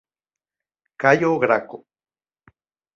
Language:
Occitan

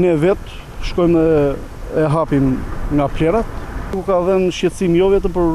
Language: Lithuanian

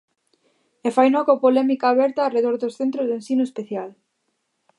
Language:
Galician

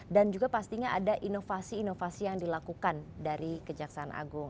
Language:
Indonesian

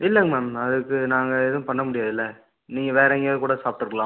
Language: Tamil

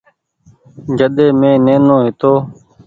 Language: Goaria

